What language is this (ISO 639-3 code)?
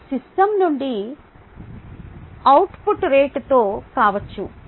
tel